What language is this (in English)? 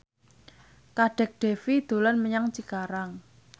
Javanese